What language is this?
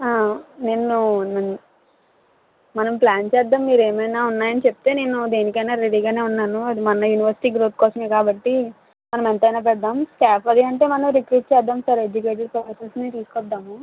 Telugu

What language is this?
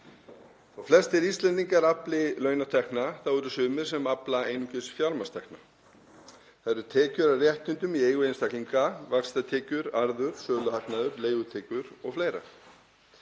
Icelandic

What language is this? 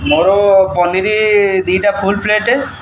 Odia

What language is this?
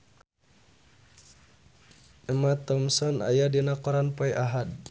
Sundanese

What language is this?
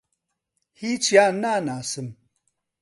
Central Kurdish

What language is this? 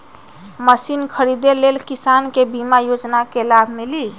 Magahi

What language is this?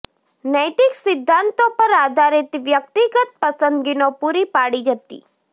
Gujarati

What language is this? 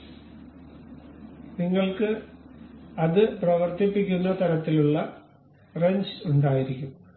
Malayalam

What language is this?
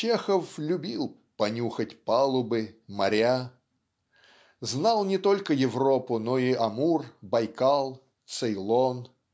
Russian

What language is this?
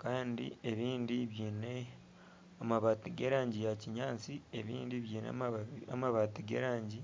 Nyankole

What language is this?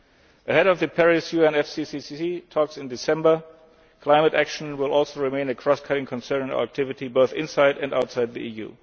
English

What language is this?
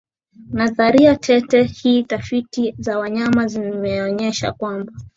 Swahili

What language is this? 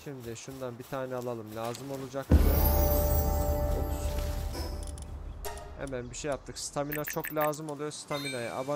Turkish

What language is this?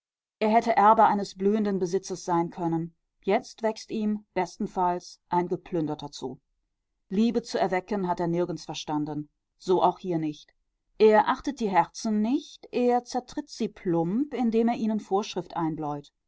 German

